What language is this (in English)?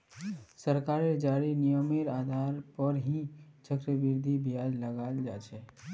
Magahi